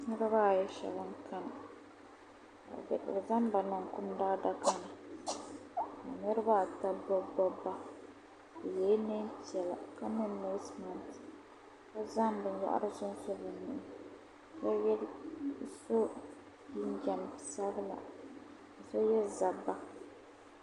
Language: Dagbani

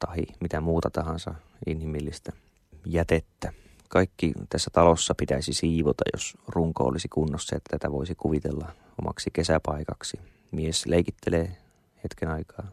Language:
Finnish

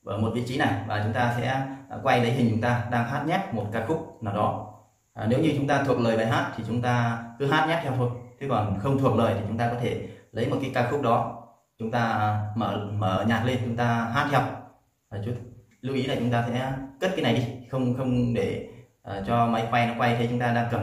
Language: Vietnamese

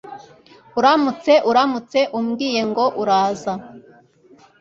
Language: Kinyarwanda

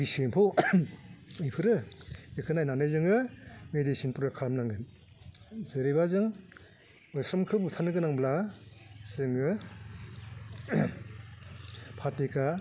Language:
Bodo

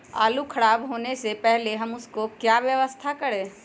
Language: Magahi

